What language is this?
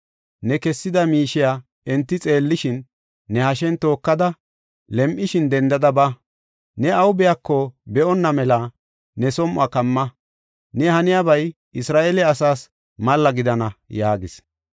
Gofa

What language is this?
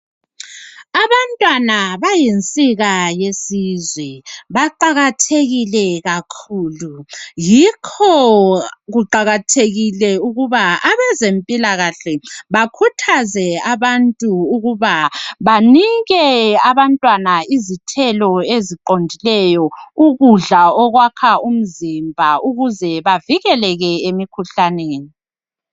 North Ndebele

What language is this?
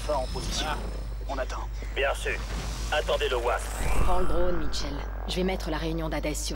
French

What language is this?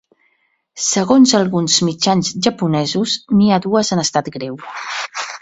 Catalan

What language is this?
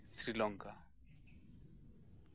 Santali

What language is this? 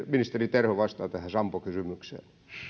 Finnish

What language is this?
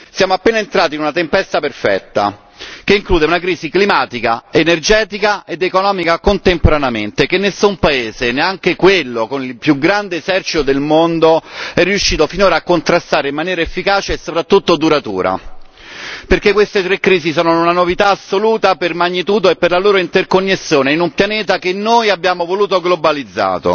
Italian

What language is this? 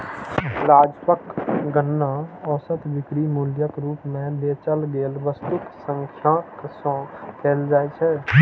Maithili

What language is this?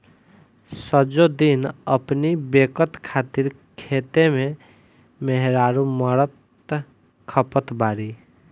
Bhojpuri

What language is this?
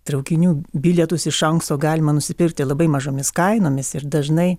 Lithuanian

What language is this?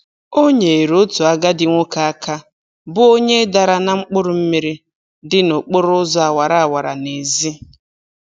Igbo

